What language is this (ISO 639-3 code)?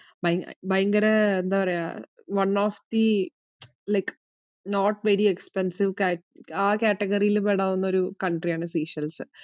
mal